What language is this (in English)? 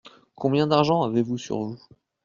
French